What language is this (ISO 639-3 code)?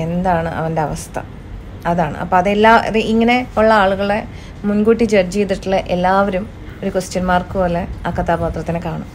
mal